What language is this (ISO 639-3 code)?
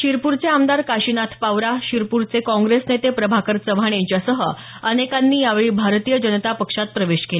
mar